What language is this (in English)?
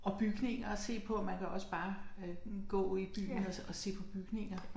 Danish